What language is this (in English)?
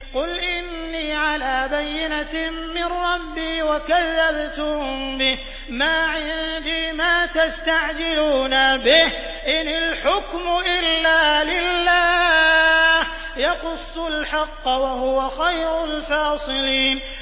Arabic